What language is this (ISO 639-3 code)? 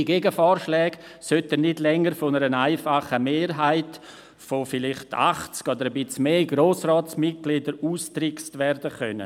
gsw